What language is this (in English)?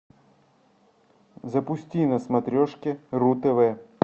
Russian